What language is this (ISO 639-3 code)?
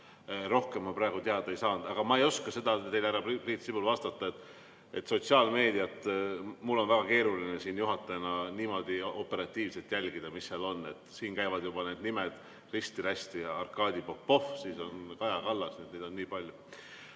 est